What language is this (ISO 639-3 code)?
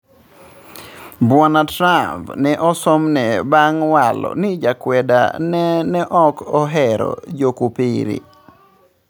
luo